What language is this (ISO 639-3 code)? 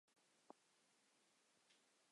zho